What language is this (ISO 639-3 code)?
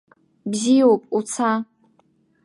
abk